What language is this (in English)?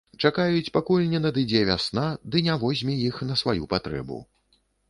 Belarusian